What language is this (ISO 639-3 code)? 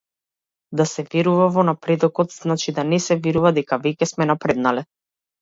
mkd